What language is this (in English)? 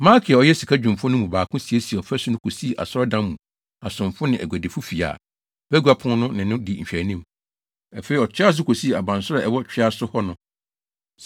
Akan